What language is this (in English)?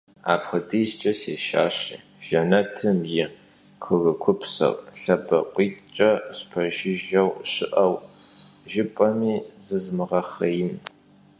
Kabardian